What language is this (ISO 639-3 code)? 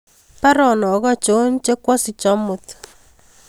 kln